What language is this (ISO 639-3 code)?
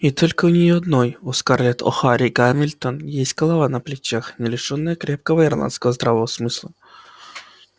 rus